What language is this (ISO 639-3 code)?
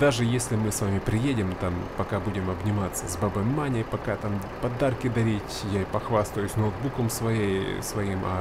rus